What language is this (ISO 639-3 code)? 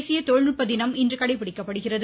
tam